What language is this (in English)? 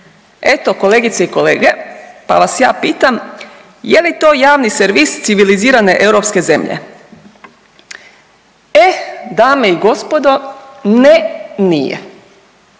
Croatian